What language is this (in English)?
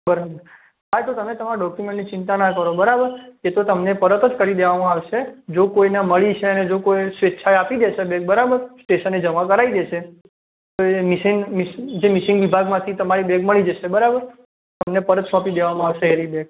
Gujarati